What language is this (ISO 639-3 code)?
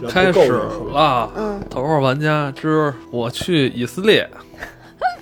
zho